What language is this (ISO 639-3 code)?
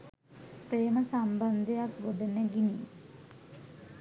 sin